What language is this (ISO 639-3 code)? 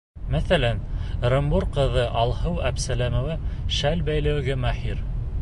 bak